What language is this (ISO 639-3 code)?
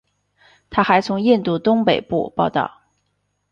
zho